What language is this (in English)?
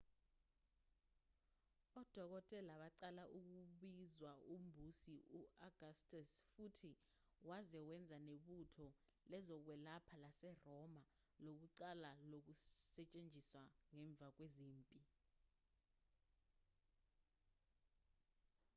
Zulu